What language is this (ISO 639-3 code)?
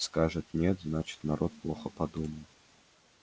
rus